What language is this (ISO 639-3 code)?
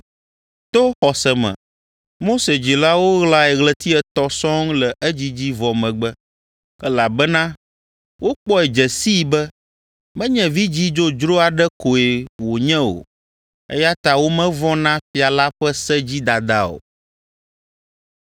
ewe